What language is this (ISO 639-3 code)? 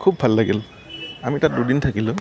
asm